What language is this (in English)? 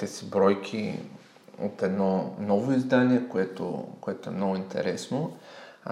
Bulgarian